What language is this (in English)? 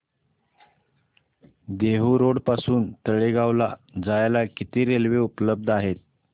Marathi